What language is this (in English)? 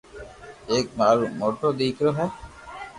Loarki